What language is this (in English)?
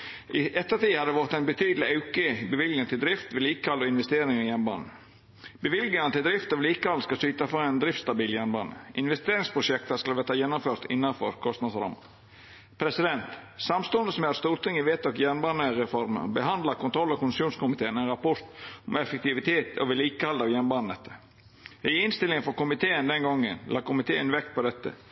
Norwegian Nynorsk